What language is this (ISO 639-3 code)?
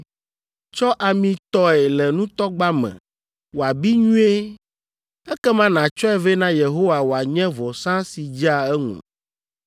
ewe